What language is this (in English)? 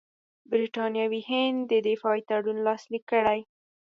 Pashto